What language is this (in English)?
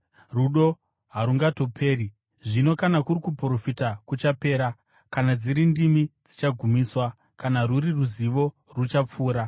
Shona